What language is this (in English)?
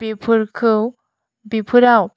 Bodo